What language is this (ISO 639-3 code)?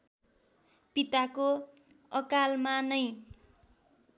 nep